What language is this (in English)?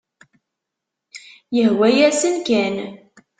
Kabyle